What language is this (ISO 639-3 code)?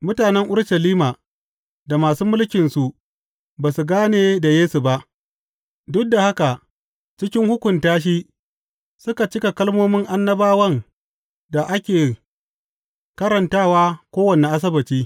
hau